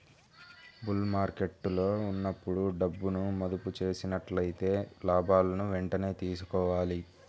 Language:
Telugu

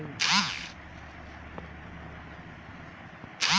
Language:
Bhojpuri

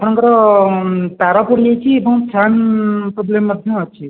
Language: Odia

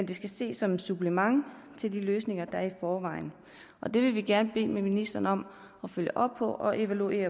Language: Danish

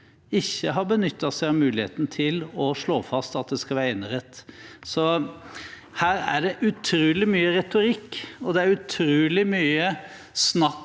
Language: Norwegian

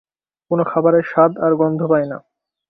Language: Bangla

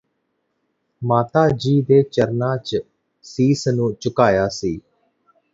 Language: Punjabi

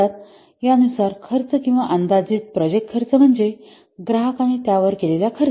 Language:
Marathi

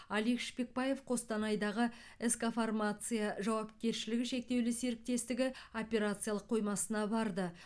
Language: Kazakh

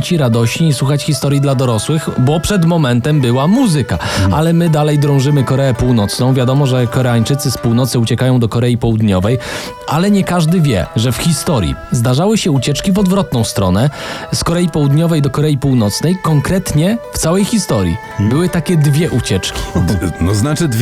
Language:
Polish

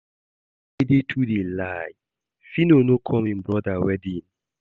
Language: Nigerian Pidgin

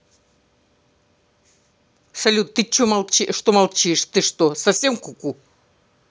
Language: Russian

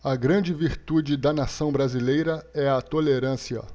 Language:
Portuguese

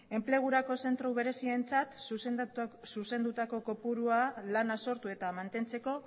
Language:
Basque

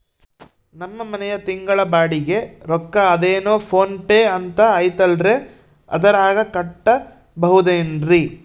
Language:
Kannada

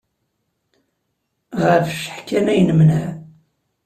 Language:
Kabyle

